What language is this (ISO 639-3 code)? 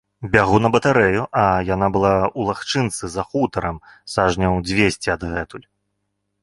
bel